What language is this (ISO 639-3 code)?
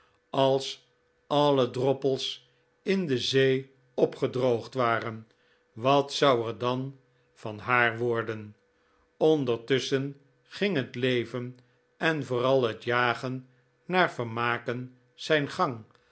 nld